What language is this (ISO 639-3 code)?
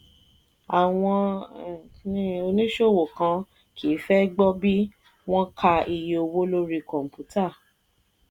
yor